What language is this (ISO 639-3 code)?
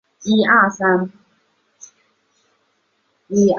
zho